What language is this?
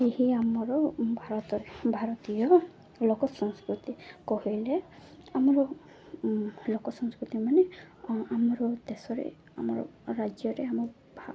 Odia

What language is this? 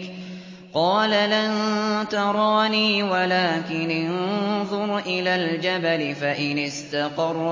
Arabic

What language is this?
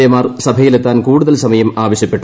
Malayalam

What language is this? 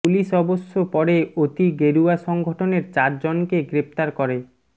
Bangla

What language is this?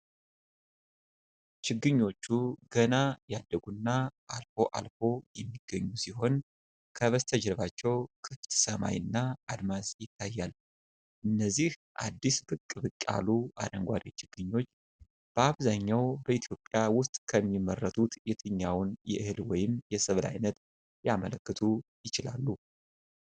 Amharic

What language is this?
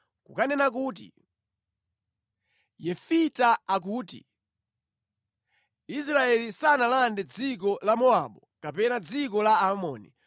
Nyanja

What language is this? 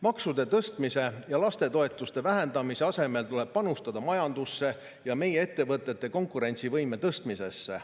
Estonian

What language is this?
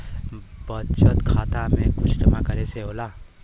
Bhojpuri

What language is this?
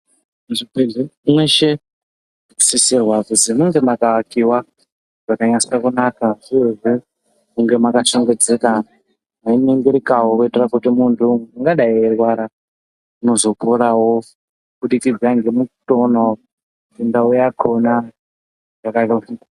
Ndau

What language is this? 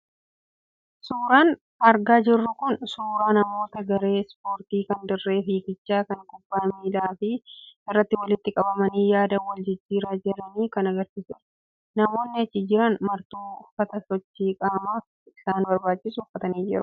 Oromo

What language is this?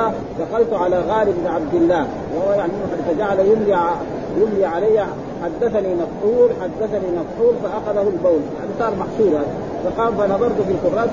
Arabic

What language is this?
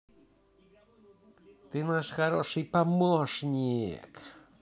Russian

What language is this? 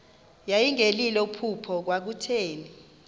Xhosa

